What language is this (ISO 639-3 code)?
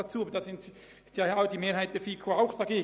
gsw